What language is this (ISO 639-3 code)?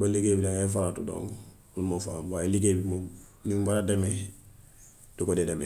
wof